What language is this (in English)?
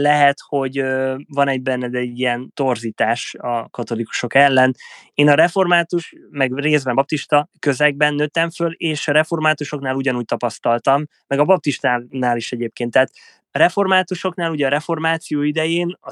Hungarian